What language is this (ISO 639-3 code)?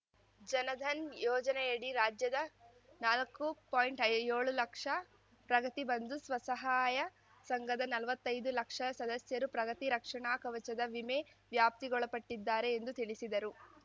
kan